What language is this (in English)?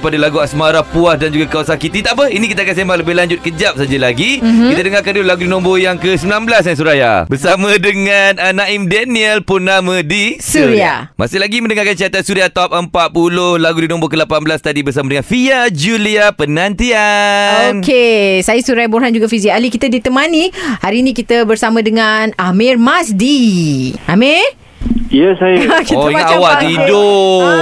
Malay